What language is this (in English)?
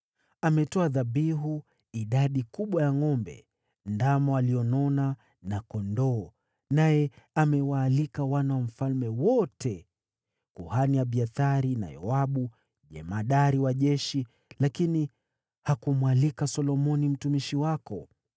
Swahili